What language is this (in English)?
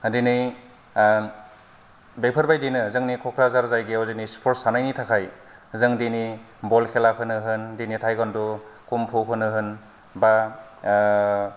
Bodo